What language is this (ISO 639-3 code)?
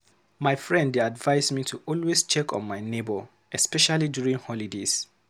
pcm